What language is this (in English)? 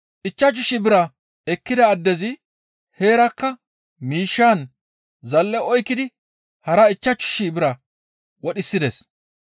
Gamo